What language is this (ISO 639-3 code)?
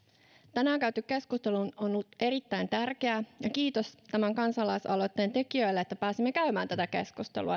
fin